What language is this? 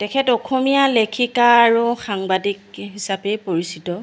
Assamese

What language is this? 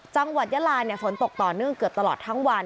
Thai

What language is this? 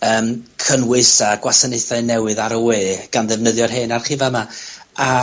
Welsh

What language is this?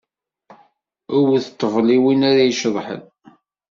Kabyle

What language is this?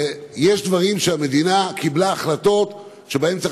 Hebrew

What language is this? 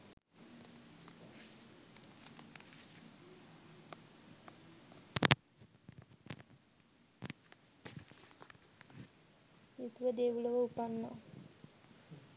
Sinhala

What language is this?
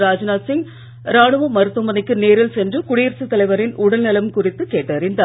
Tamil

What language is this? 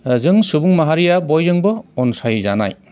Bodo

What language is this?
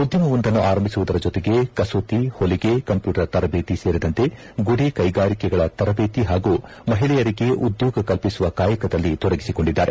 Kannada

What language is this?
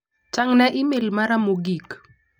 Luo (Kenya and Tanzania)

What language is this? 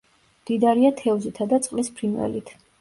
Georgian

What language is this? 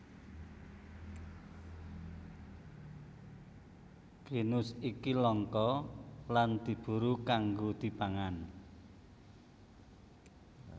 Javanese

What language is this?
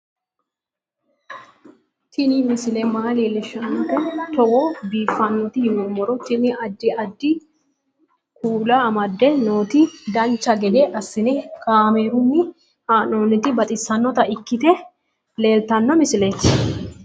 Sidamo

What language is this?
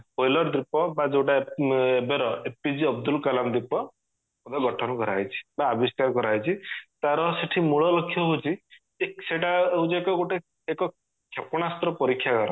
Odia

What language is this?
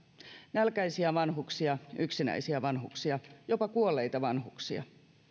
Finnish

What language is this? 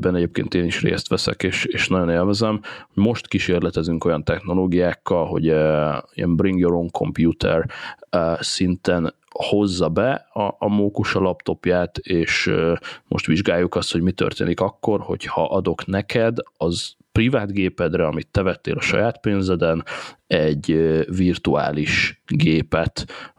Hungarian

